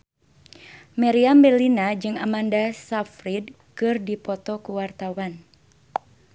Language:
Sundanese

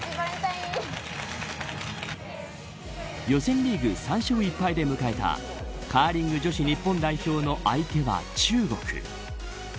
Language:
Japanese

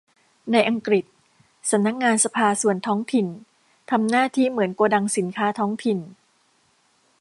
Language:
Thai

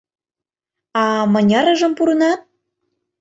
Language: Mari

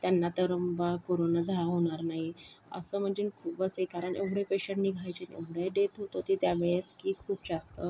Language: Marathi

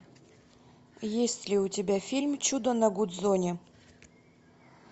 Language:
Russian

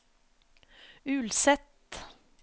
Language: Norwegian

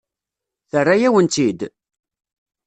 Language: Kabyle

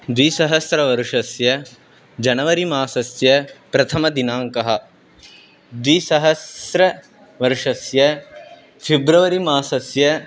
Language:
Sanskrit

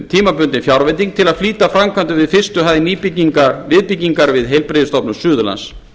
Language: Icelandic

